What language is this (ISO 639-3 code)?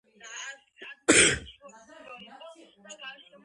kat